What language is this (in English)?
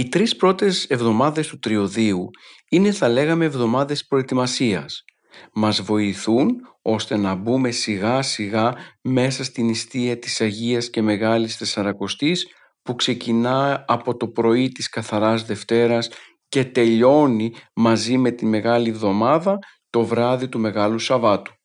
Greek